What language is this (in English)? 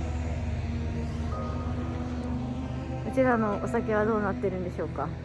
Japanese